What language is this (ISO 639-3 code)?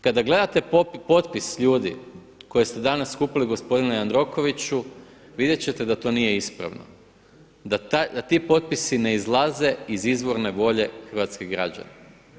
hrv